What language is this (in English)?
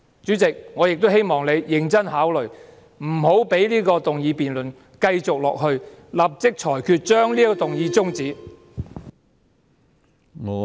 Cantonese